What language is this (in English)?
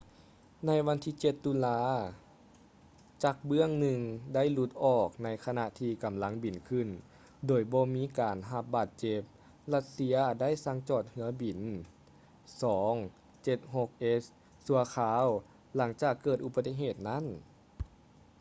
Lao